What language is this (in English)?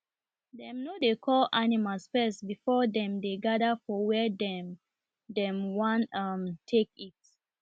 Nigerian Pidgin